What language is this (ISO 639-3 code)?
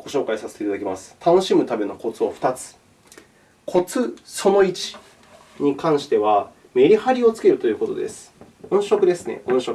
jpn